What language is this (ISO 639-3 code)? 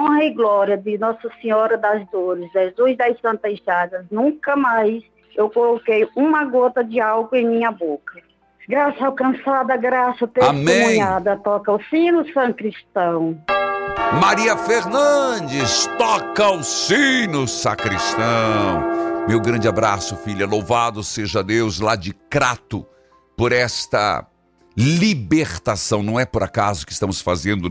por